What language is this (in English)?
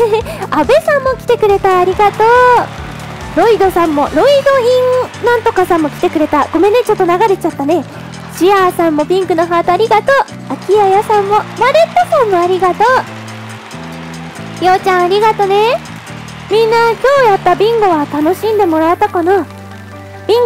Japanese